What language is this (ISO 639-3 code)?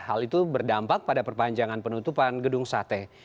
ind